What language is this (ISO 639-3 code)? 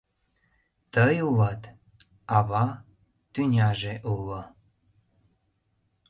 chm